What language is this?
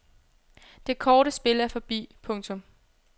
Danish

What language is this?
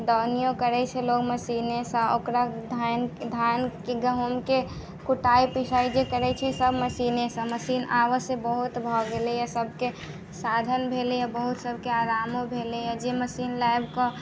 Maithili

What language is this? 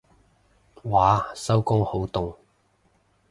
Cantonese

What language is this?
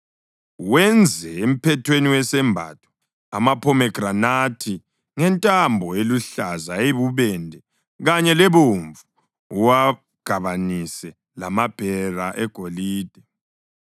North Ndebele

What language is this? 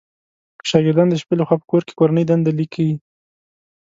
Pashto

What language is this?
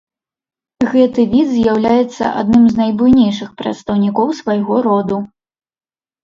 Belarusian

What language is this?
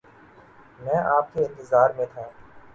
Urdu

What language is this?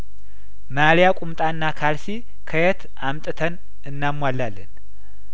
Amharic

